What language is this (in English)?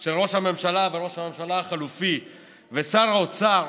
Hebrew